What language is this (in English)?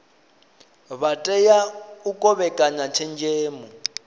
Venda